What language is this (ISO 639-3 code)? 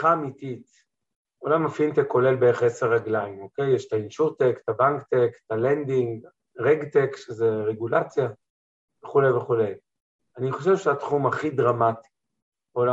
heb